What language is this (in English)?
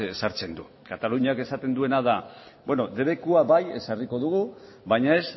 Basque